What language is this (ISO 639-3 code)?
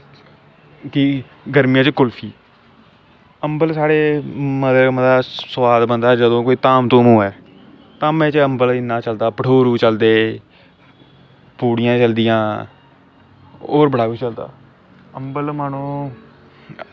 doi